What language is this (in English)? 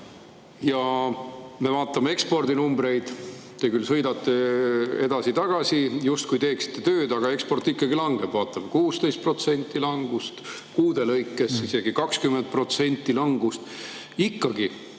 Estonian